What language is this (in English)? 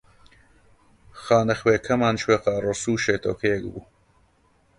Central Kurdish